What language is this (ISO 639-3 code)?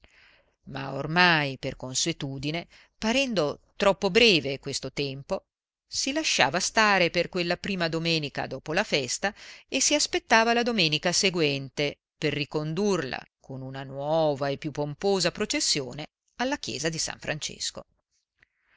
ita